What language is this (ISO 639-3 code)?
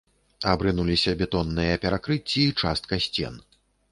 bel